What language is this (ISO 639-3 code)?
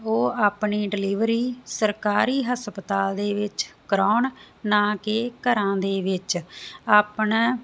pan